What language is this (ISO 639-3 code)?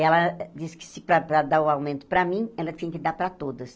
por